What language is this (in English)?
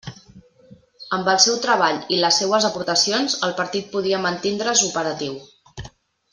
Catalan